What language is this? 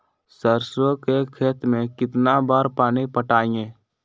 Magahi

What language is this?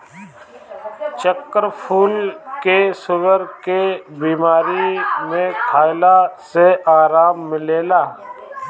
Bhojpuri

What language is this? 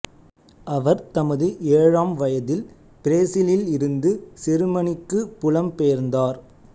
Tamil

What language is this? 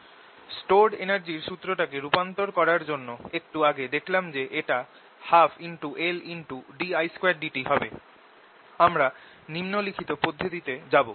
Bangla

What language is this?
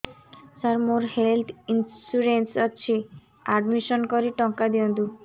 Odia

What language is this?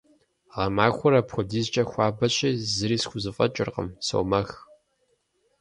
Kabardian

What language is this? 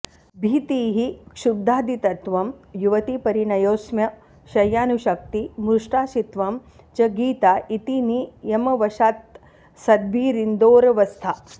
Sanskrit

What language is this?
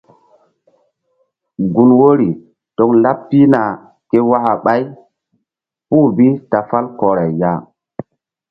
Mbum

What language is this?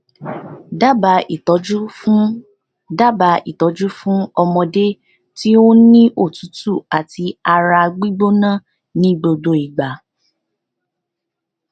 Yoruba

